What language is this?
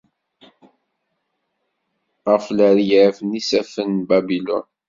Kabyle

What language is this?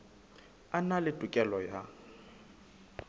Southern Sotho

